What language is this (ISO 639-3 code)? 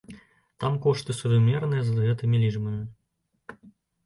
bel